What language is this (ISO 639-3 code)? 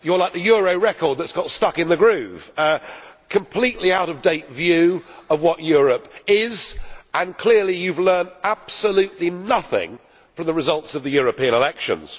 eng